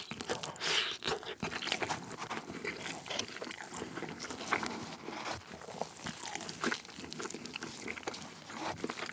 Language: Korean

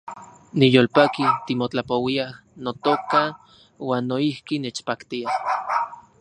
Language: Central Puebla Nahuatl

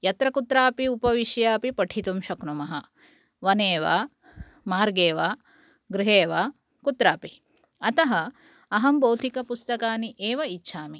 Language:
Sanskrit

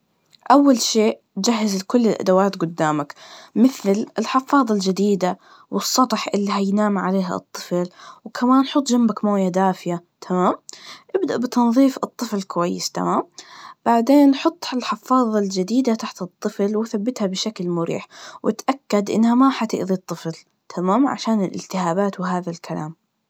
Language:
Najdi Arabic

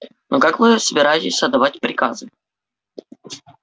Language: Russian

